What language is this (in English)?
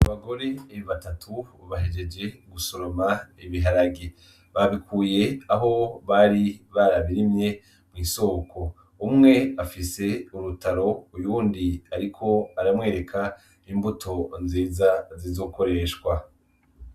Rundi